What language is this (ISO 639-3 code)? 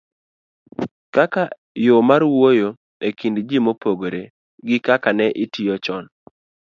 luo